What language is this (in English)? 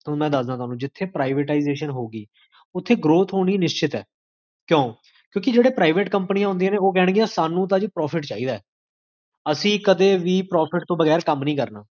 Punjabi